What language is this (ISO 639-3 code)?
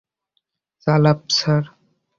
ben